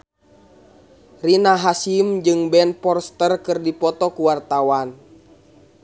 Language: Sundanese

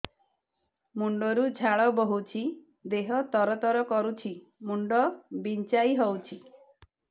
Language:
Odia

